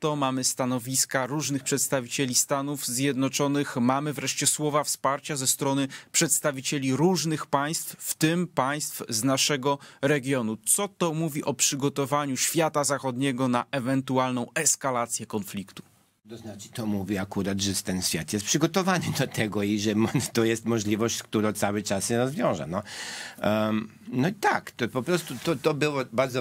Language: Polish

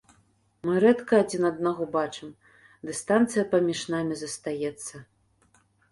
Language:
Belarusian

